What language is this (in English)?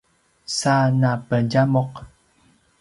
Paiwan